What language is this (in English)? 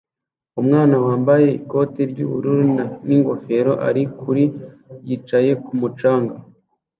Kinyarwanda